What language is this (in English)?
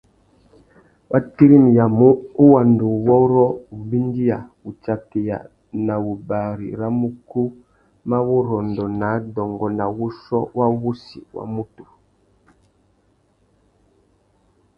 Tuki